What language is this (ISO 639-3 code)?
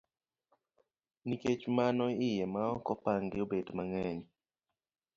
luo